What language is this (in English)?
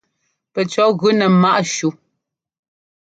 Ngomba